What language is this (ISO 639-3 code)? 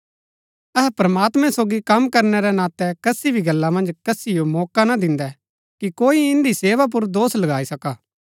gbk